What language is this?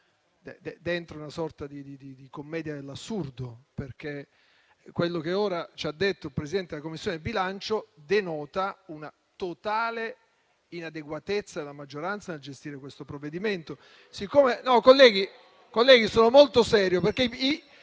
Italian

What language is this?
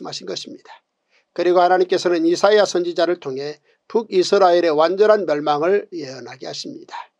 Korean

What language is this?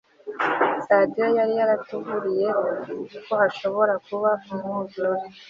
Kinyarwanda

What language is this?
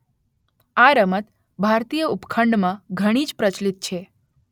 Gujarati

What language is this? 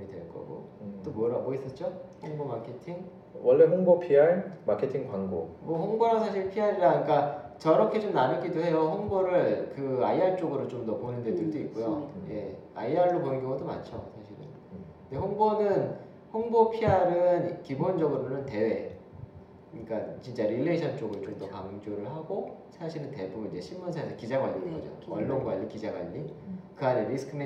Korean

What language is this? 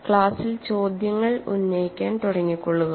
Malayalam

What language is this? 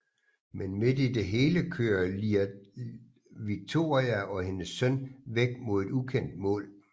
Danish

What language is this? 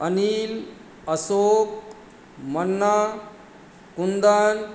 Maithili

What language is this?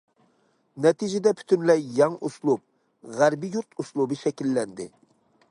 Uyghur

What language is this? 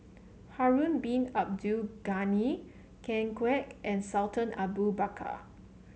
English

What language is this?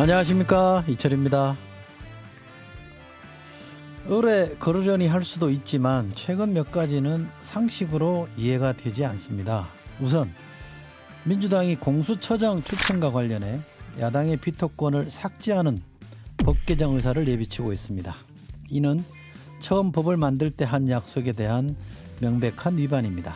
Korean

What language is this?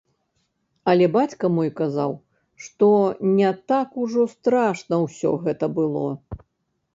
Belarusian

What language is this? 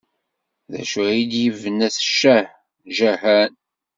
Kabyle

